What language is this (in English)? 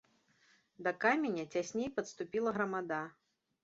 Belarusian